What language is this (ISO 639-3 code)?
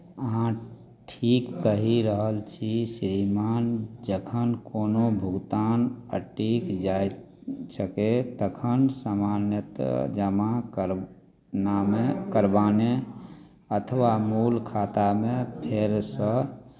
mai